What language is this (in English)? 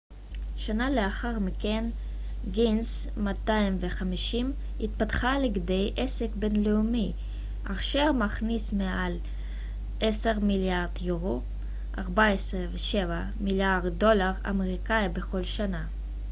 Hebrew